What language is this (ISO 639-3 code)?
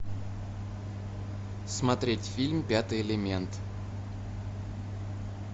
rus